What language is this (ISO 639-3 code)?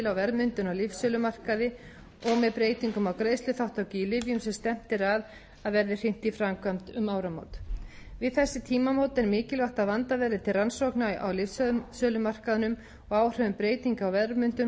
isl